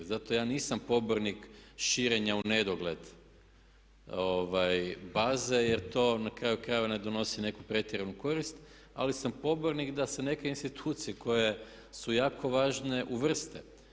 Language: Croatian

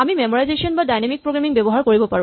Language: Assamese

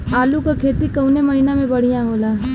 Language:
Bhojpuri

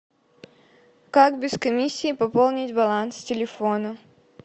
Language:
Russian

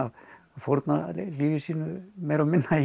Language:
Icelandic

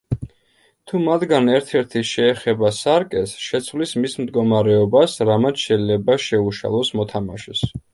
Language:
Georgian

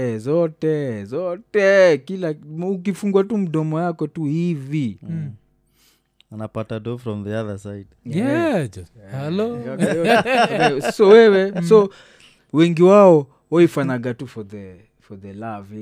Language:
Swahili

